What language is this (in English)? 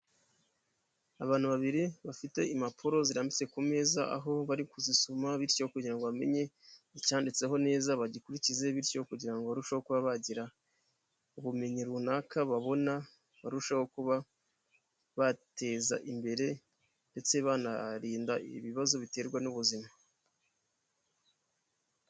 Kinyarwanda